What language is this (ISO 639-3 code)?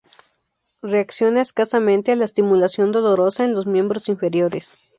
spa